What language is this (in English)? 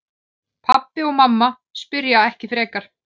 Icelandic